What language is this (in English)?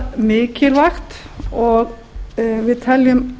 Icelandic